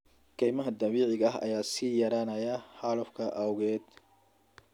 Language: Somali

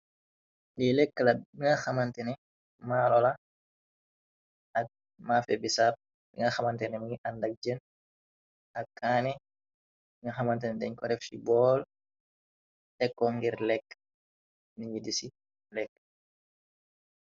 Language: Wolof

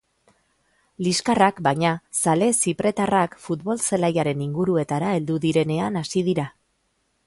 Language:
Basque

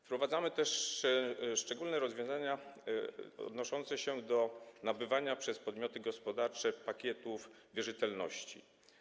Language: Polish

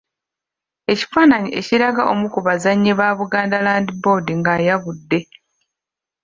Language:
Ganda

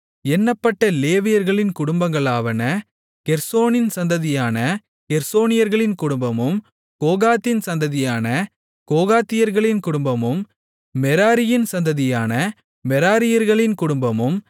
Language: Tamil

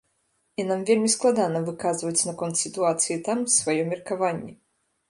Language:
Belarusian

